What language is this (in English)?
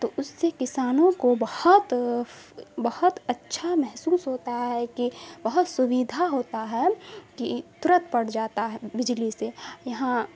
Urdu